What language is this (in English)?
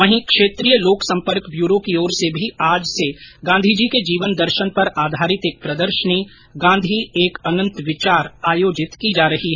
Hindi